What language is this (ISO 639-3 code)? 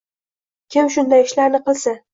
uzb